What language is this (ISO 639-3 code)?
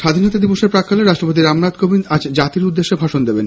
ben